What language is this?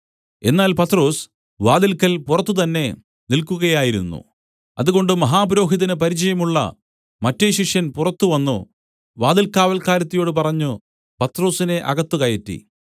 Malayalam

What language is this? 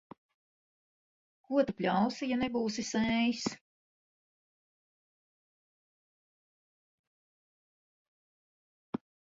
Latvian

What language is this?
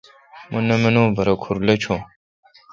Kalkoti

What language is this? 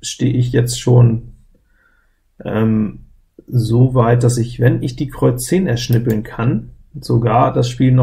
German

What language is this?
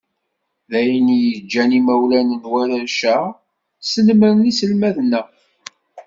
Kabyle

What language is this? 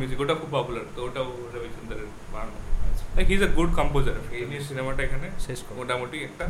Bangla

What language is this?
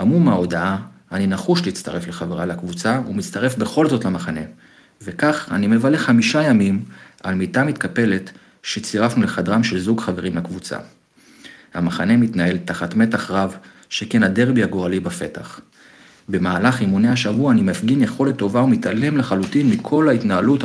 Hebrew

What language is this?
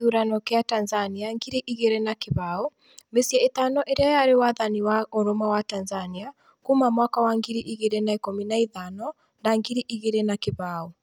Kikuyu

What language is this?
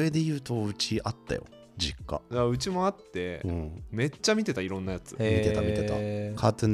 Japanese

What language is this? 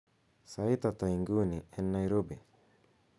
Kalenjin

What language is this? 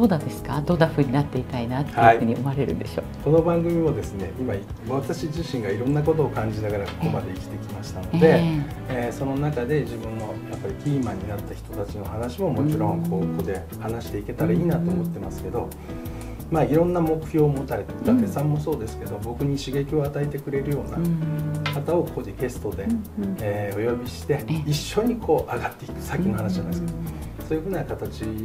Japanese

